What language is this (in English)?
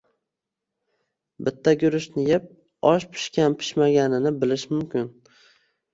Uzbek